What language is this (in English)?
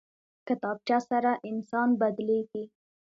Pashto